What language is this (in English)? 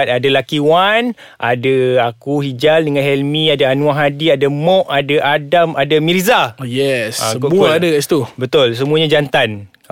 Malay